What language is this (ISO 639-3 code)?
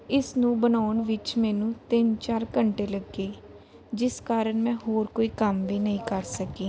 pan